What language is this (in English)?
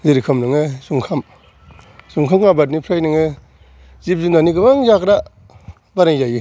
Bodo